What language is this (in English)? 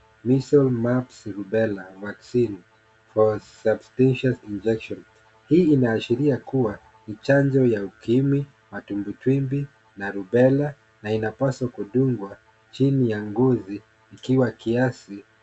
Swahili